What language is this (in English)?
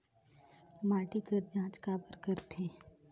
Chhattisgarhi